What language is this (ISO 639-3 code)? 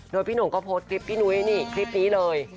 tha